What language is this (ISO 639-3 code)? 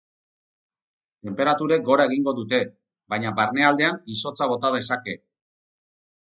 eus